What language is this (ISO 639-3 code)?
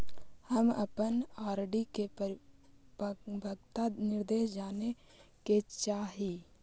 mag